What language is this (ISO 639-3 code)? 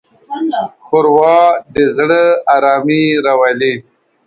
pus